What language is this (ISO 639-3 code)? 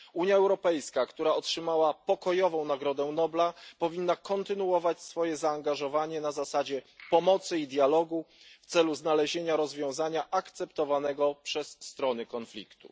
pol